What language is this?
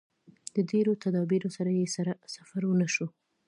Pashto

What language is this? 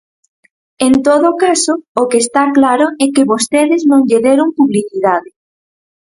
Galician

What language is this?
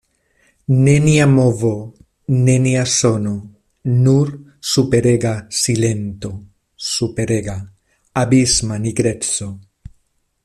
Esperanto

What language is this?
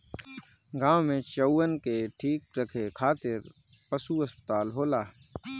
Bhojpuri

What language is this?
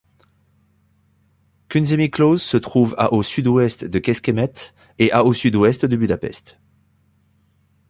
French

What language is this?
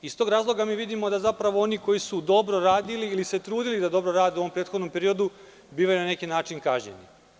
Serbian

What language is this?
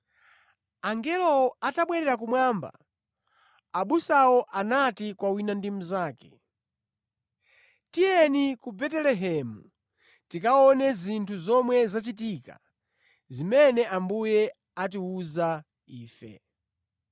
Nyanja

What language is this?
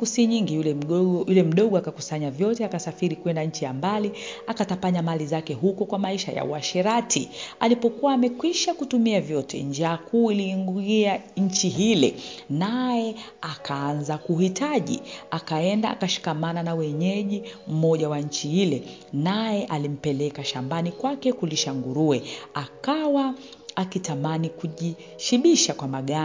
Swahili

